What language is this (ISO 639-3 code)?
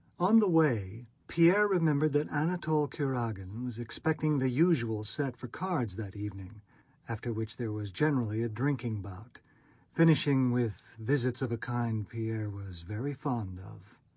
eng